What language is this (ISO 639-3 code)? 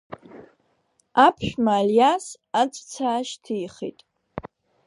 abk